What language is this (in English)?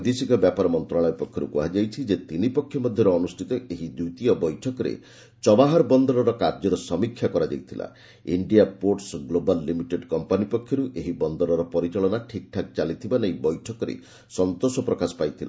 Odia